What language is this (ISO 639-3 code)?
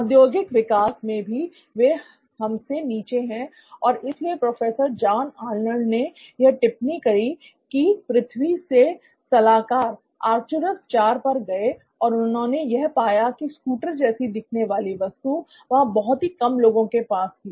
hin